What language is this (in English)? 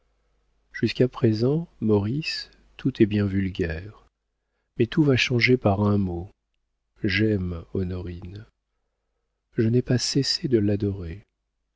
French